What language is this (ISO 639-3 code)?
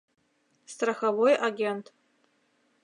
chm